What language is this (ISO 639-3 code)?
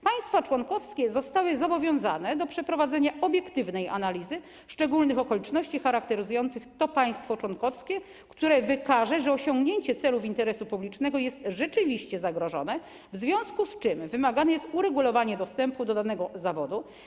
pol